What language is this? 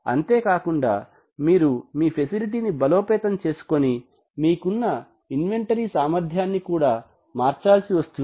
Telugu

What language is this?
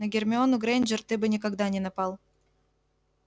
Russian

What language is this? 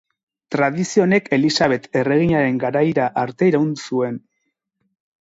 Basque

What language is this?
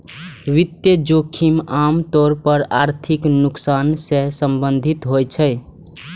Maithili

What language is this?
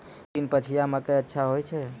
Maithili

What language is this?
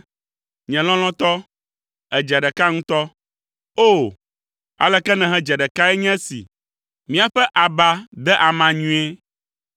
Ewe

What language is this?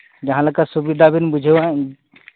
Santali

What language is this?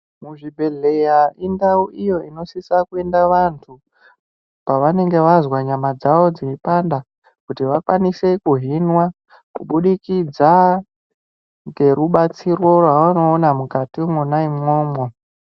Ndau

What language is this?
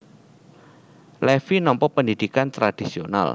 Javanese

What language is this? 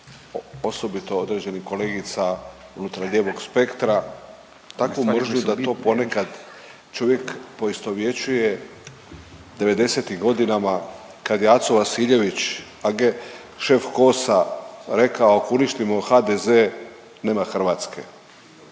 Croatian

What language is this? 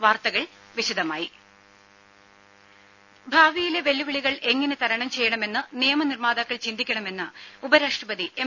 Malayalam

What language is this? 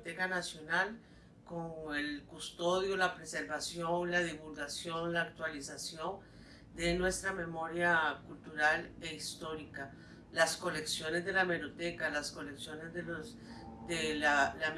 Spanish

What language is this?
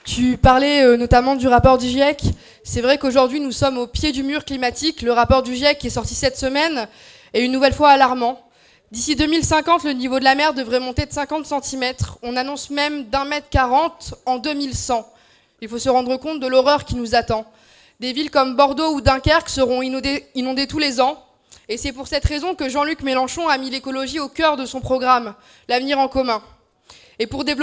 French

